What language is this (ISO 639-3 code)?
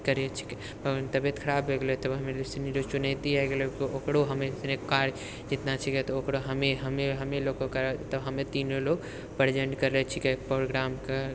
mai